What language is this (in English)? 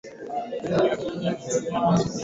Swahili